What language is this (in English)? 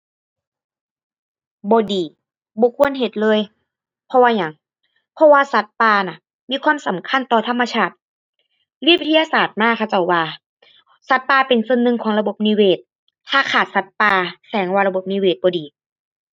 Thai